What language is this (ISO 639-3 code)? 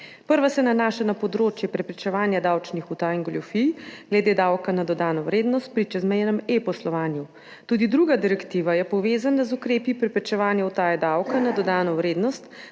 slv